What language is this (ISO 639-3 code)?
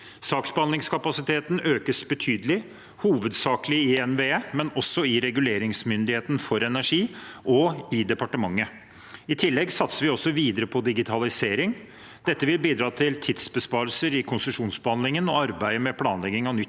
nor